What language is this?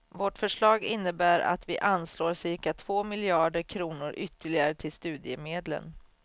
Swedish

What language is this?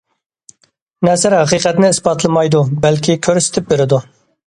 Uyghur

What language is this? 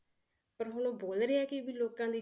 Punjabi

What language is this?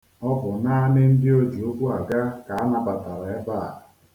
Igbo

